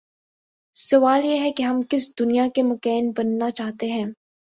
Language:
Urdu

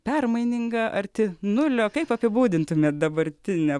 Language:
Lithuanian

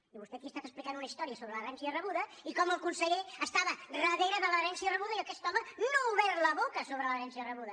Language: Catalan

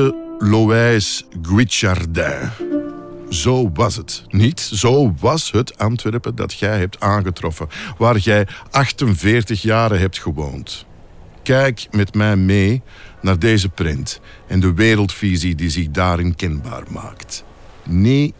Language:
Dutch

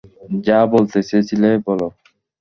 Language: Bangla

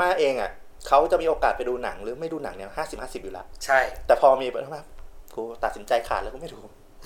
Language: Thai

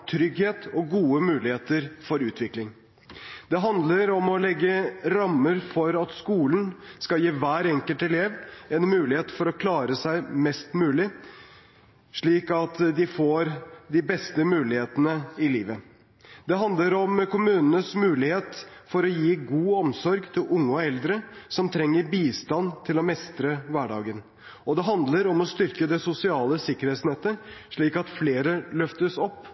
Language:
Norwegian Bokmål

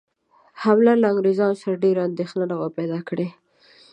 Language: Pashto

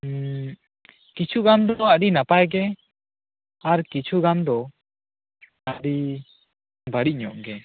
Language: Santali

